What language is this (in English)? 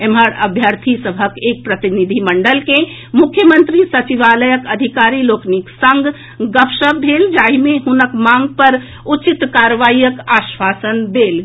Maithili